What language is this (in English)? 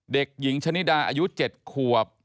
Thai